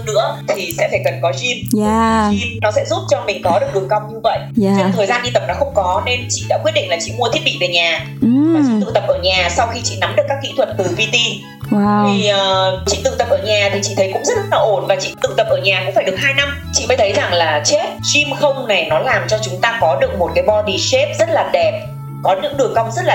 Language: Vietnamese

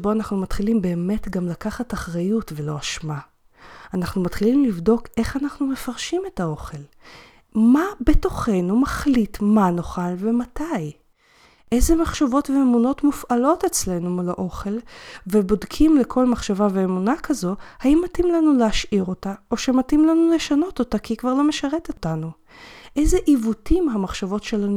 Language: Hebrew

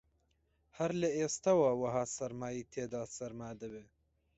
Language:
Central Kurdish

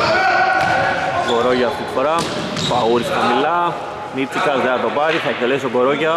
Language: Greek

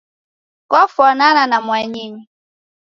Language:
Taita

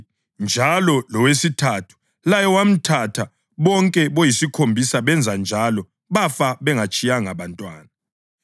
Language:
North Ndebele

